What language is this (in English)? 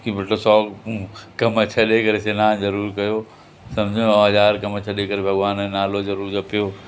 Sindhi